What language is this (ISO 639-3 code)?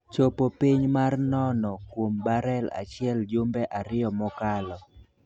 luo